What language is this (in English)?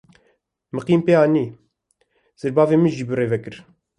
Kurdish